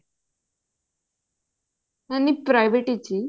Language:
Punjabi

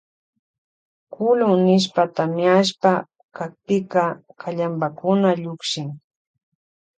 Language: Loja Highland Quichua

